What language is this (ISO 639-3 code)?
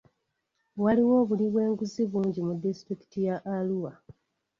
lug